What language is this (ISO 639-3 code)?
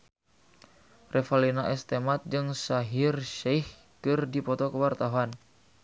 sun